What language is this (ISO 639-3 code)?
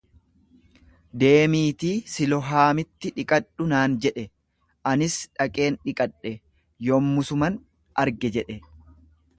orm